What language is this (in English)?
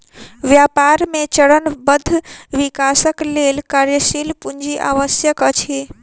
Maithili